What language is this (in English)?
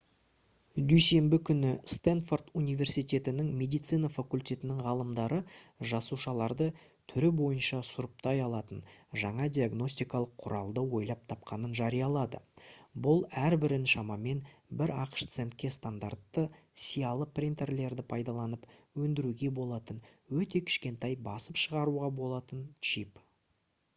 Kazakh